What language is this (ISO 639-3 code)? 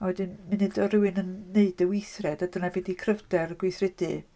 cym